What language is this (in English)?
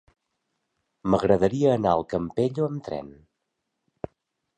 Catalan